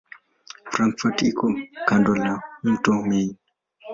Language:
Swahili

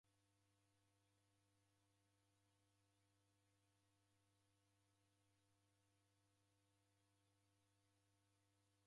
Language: Taita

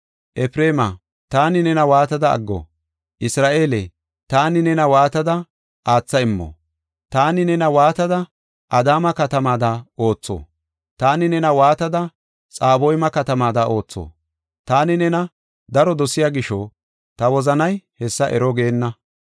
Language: Gofa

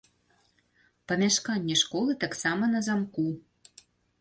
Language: Belarusian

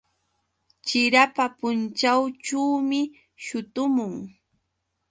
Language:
Yauyos Quechua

